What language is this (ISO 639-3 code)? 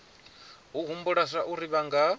ven